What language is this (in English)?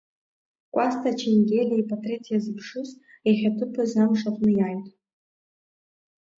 Abkhazian